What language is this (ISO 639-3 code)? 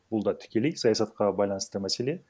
kaz